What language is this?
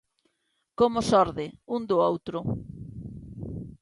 Galician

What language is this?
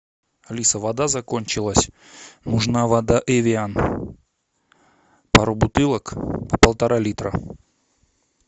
Russian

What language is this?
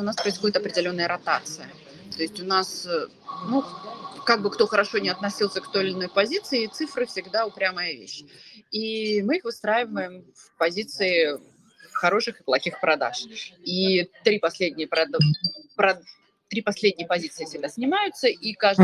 Russian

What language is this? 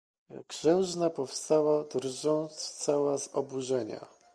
Polish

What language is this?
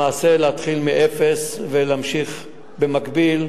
Hebrew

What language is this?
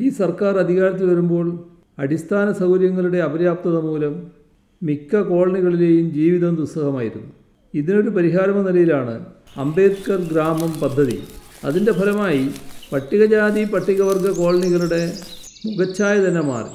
Malayalam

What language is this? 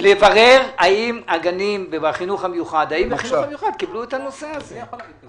Hebrew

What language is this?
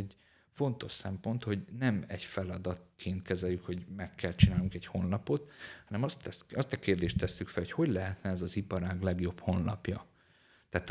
Hungarian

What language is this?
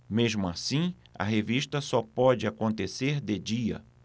Portuguese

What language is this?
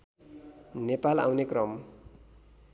Nepali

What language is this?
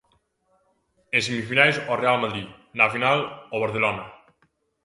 Galician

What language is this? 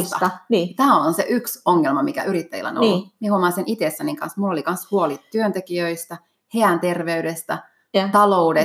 Finnish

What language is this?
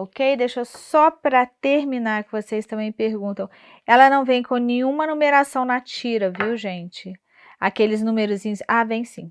Portuguese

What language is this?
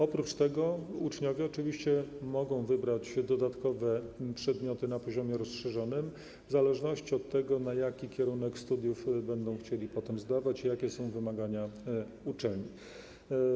Polish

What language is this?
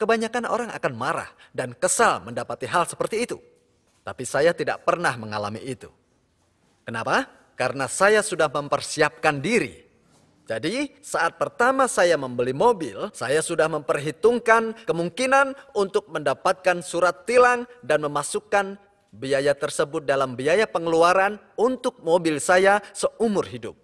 Indonesian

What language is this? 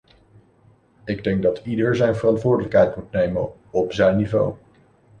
Dutch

